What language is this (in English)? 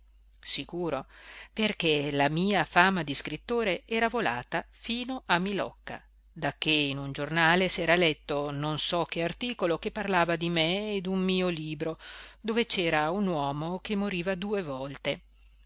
Italian